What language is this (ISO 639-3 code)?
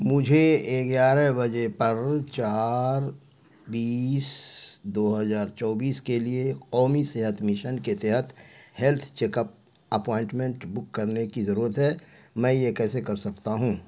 urd